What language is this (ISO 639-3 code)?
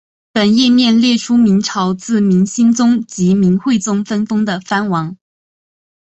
zho